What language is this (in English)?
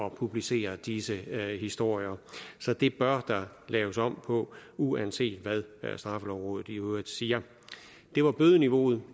Danish